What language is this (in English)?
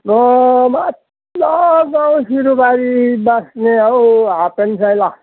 Nepali